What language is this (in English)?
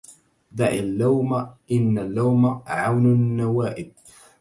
Arabic